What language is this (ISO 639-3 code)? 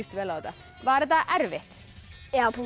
isl